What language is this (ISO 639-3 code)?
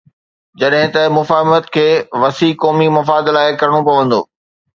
snd